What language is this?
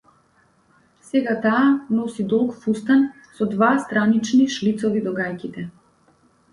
Macedonian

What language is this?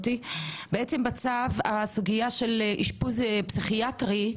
Hebrew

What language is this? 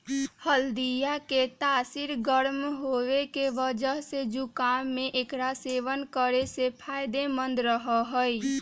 Magahi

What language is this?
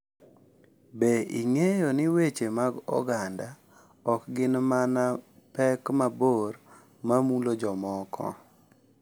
Luo (Kenya and Tanzania)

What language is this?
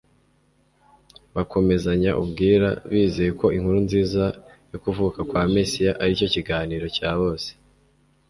Kinyarwanda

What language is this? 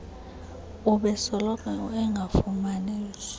Xhosa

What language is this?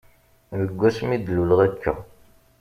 Kabyle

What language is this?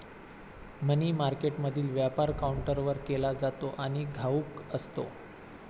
Marathi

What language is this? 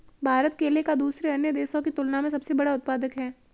Hindi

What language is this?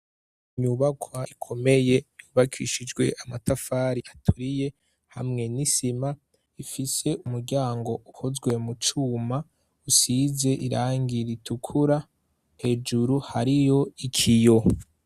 Rundi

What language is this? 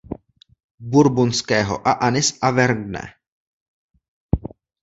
Czech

